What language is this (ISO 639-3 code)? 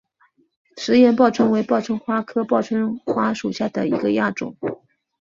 zho